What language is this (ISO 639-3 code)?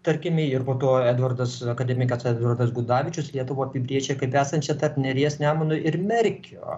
lit